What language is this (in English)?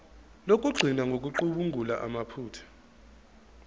Zulu